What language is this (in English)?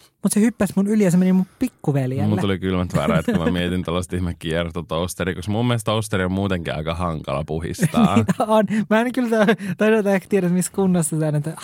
Finnish